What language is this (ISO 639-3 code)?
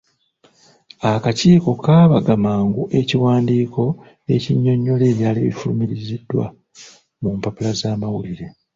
lug